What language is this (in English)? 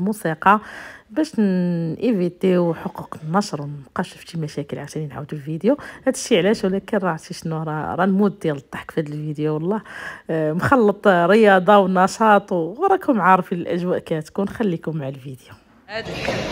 Arabic